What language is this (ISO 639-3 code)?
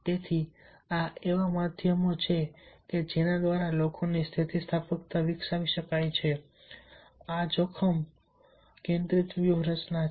guj